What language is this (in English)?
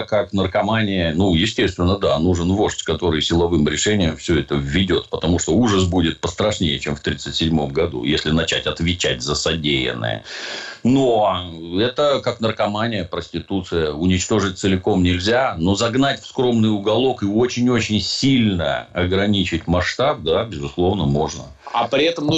Russian